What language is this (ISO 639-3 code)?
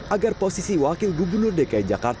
ind